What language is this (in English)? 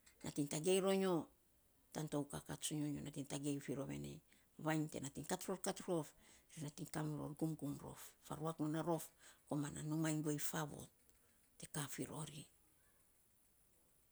Saposa